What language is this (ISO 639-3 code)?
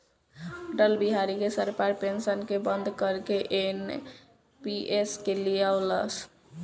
bho